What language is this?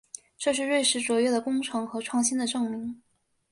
Chinese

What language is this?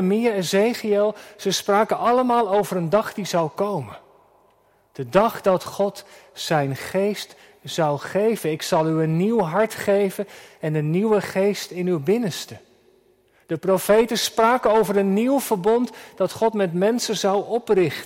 Dutch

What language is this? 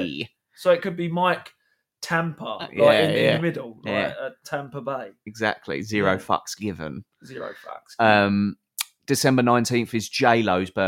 English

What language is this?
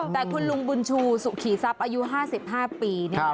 Thai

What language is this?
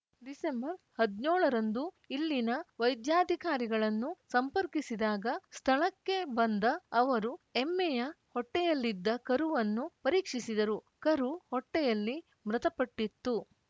Kannada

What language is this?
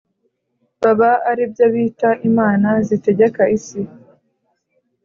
Kinyarwanda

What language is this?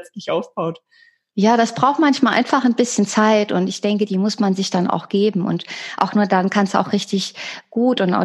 German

